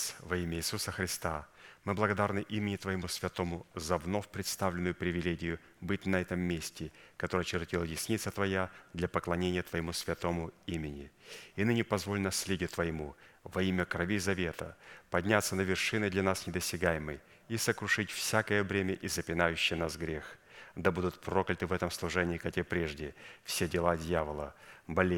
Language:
Russian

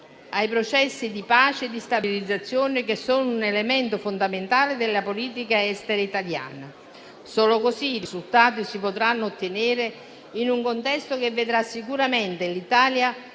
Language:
Italian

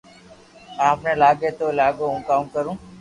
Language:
Loarki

